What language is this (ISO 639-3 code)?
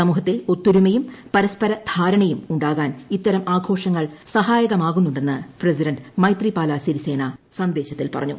mal